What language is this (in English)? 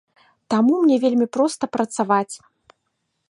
Belarusian